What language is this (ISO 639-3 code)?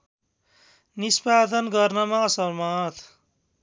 nep